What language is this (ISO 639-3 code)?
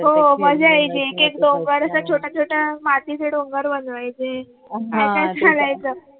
mar